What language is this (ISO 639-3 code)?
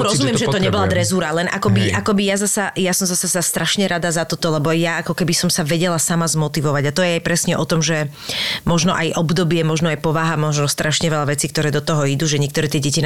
slk